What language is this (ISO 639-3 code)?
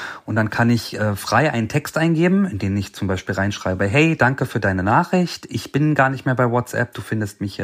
deu